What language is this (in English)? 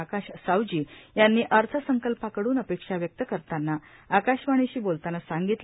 Marathi